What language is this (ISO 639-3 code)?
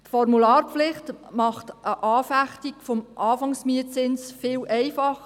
gsw